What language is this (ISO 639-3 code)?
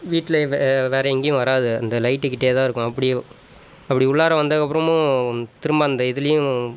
tam